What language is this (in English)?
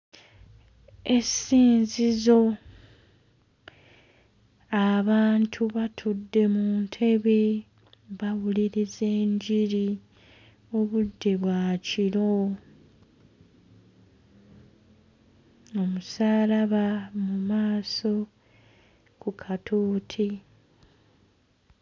Ganda